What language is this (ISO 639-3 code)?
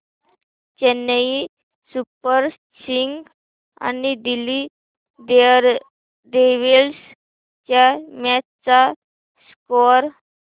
mar